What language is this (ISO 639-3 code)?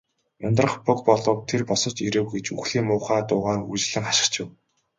mon